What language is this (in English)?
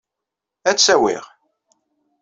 Kabyle